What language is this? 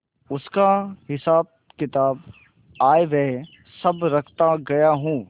Hindi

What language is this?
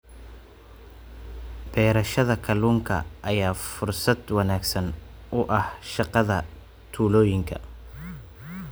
Somali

